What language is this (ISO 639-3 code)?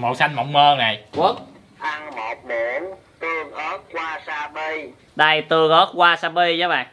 vie